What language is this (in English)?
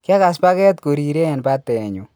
Kalenjin